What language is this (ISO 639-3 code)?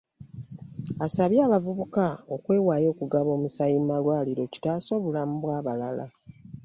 lug